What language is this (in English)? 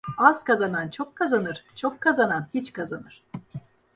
Turkish